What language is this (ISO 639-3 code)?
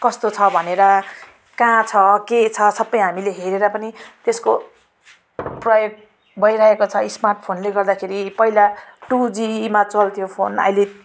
nep